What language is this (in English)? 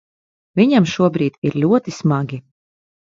Latvian